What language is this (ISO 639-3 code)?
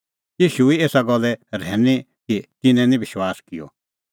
kfx